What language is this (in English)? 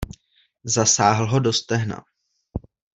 Czech